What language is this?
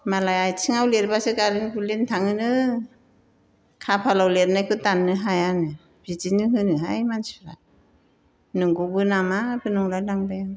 Bodo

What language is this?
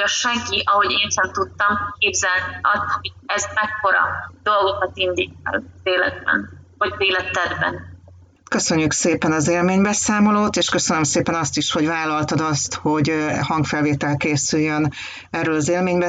Hungarian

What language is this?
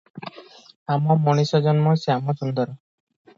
Odia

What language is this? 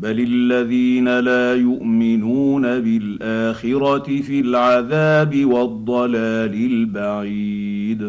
Arabic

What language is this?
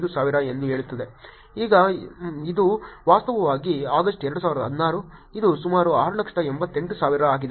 Kannada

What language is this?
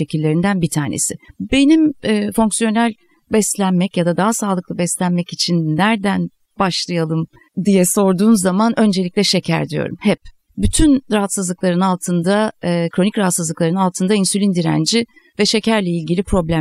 Turkish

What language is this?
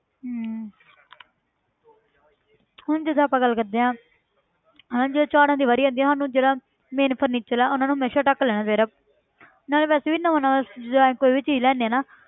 Punjabi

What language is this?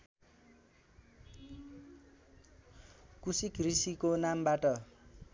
Nepali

